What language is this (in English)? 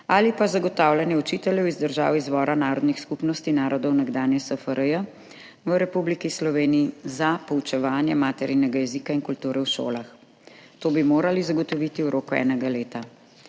Slovenian